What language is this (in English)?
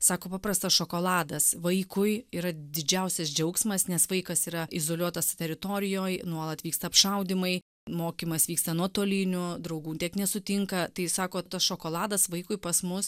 Lithuanian